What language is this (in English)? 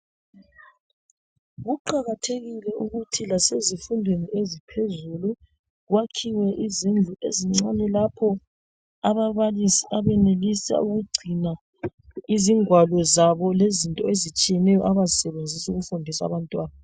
North Ndebele